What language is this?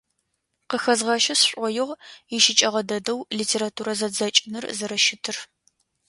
Adyghe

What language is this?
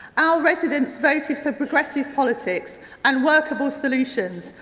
English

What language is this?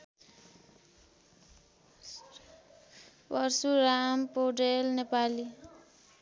Nepali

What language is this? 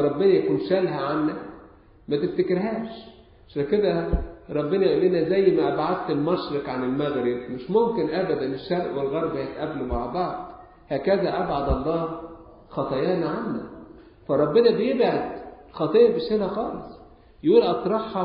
Arabic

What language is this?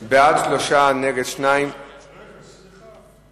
Hebrew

